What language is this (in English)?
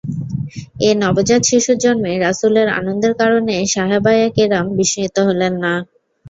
Bangla